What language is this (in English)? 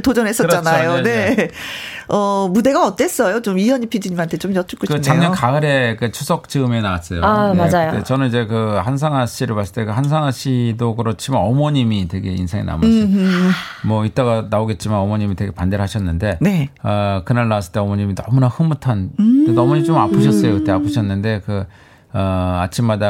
Korean